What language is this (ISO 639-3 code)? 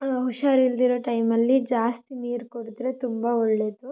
kan